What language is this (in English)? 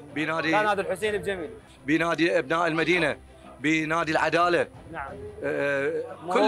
Arabic